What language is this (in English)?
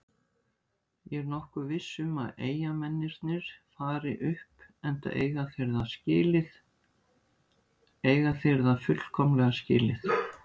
Icelandic